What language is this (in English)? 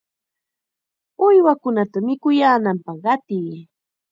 Chiquián Ancash Quechua